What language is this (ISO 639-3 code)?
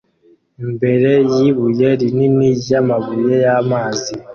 kin